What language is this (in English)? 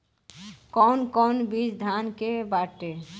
Bhojpuri